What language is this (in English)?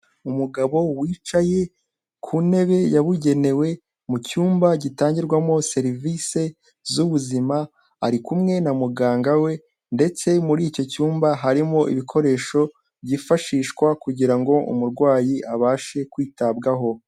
Kinyarwanda